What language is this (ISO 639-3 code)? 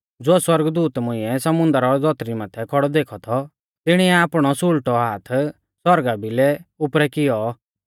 bfz